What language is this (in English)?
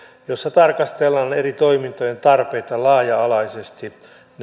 Finnish